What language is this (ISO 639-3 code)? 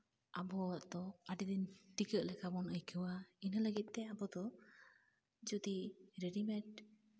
sat